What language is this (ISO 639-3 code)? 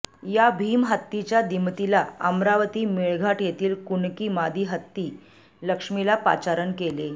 mar